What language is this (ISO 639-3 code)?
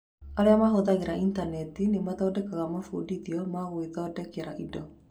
kik